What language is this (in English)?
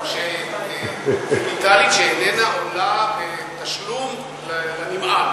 Hebrew